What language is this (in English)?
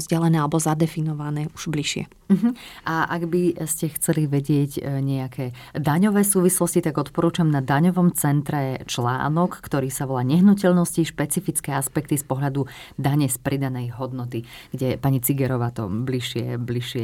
Slovak